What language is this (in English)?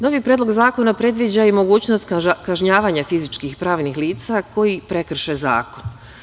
Serbian